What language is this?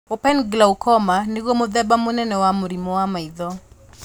Kikuyu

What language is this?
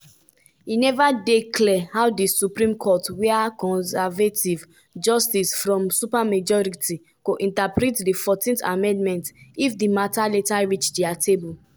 Nigerian Pidgin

